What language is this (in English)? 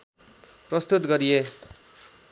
Nepali